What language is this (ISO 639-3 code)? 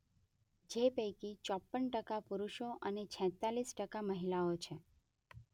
guj